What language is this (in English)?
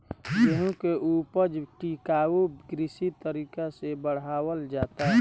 Bhojpuri